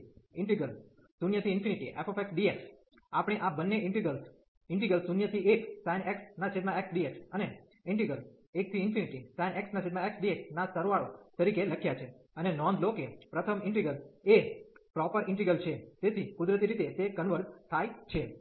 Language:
Gujarati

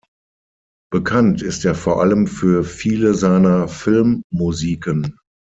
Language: German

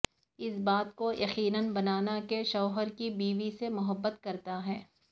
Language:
Urdu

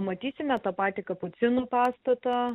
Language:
Lithuanian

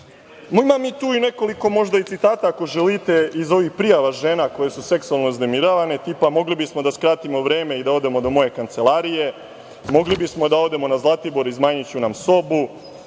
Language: Serbian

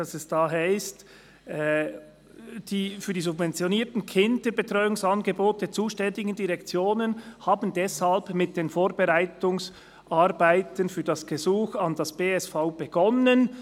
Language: Swiss German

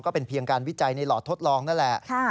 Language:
Thai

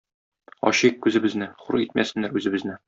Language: Tatar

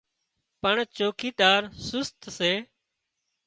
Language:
Wadiyara Koli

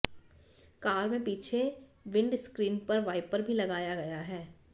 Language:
Hindi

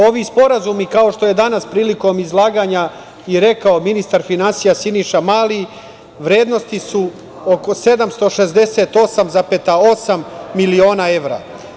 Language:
Serbian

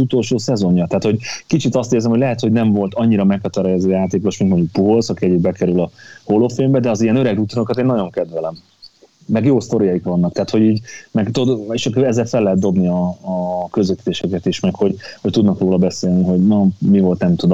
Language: Hungarian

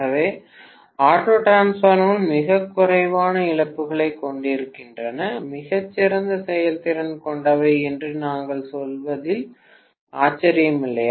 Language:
Tamil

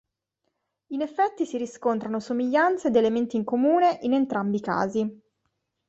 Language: Italian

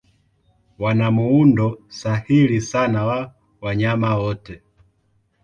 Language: Swahili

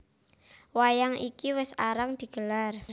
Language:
Javanese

